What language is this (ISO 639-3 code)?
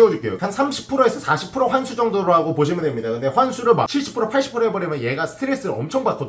kor